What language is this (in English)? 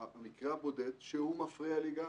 Hebrew